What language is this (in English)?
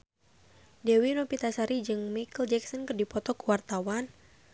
Sundanese